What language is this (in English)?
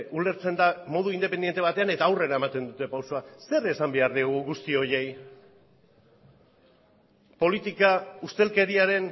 Basque